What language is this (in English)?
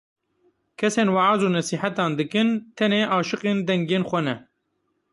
Kurdish